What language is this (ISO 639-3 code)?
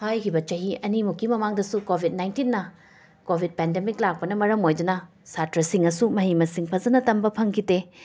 mni